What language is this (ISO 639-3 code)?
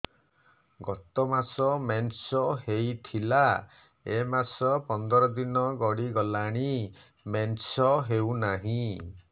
ori